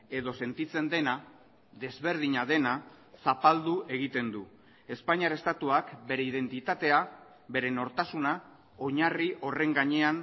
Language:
Basque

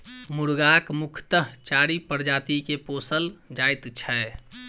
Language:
Maithili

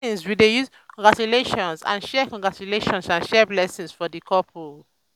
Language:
Nigerian Pidgin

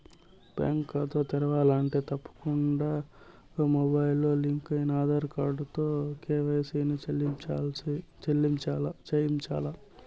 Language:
Telugu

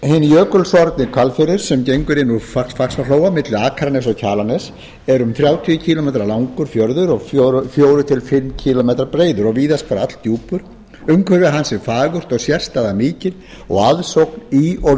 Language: Icelandic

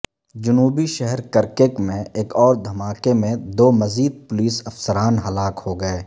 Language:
Urdu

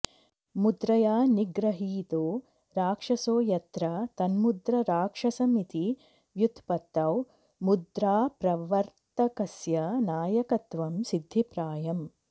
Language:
Sanskrit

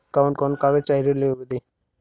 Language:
Bhojpuri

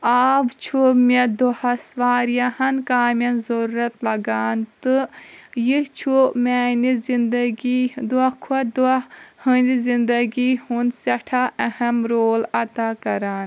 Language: Kashmiri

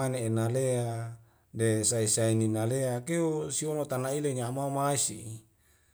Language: Wemale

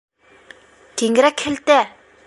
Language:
Bashkir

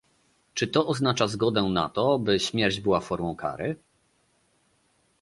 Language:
Polish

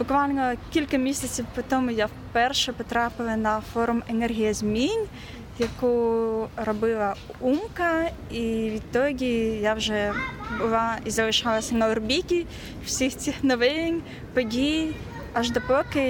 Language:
Ukrainian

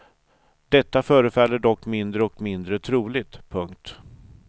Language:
Swedish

